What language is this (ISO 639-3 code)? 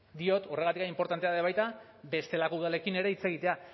eus